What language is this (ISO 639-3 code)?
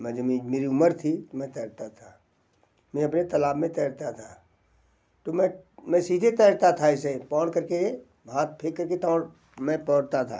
hin